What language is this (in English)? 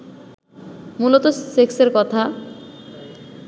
Bangla